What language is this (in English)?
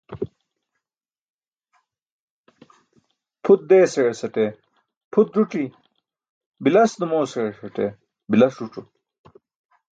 Burushaski